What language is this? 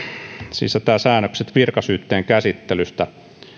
Finnish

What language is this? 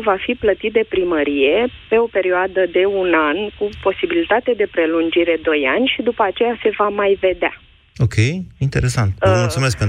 Romanian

